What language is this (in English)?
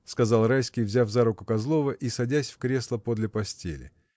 Russian